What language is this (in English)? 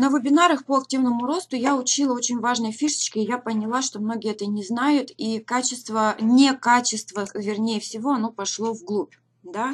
Russian